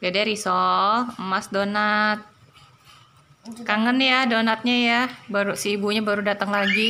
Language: Indonesian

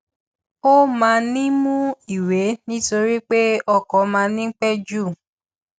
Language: Yoruba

